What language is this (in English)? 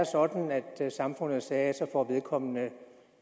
Danish